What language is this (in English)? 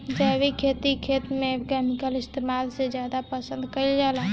Bhojpuri